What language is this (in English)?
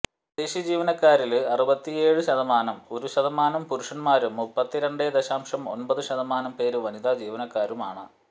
Malayalam